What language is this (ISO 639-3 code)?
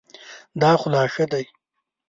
pus